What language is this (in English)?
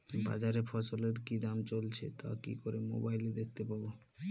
Bangla